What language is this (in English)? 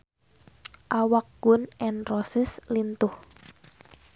Sundanese